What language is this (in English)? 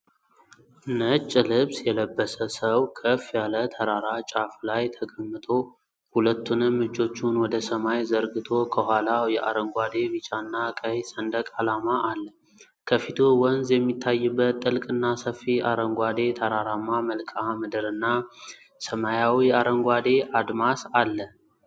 Amharic